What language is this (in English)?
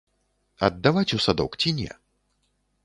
Belarusian